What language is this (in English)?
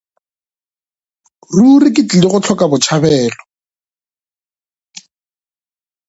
Northern Sotho